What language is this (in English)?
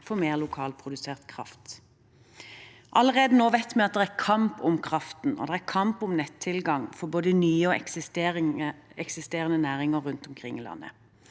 Norwegian